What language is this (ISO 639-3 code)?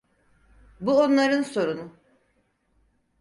tur